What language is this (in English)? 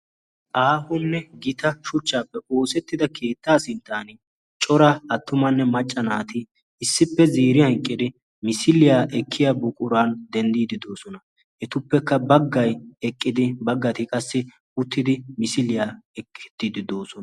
Wolaytta